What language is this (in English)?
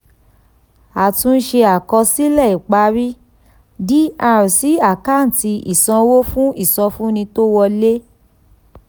Yoruba